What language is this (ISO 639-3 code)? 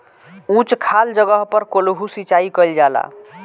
bho